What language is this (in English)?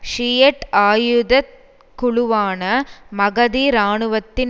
Tamil